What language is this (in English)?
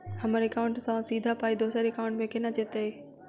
Maithili